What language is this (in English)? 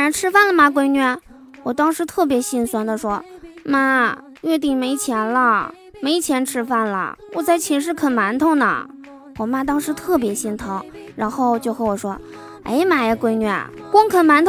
Chinese